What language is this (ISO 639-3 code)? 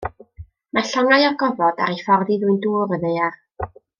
cym